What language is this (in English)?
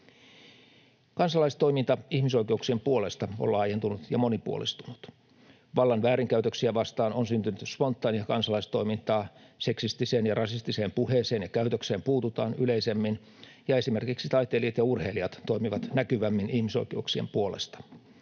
Finnish